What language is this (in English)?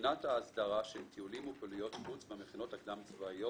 Hebrew